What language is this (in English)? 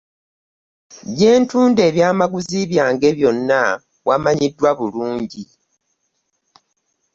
Ganda